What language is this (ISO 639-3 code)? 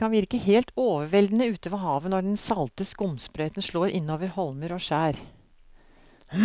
nor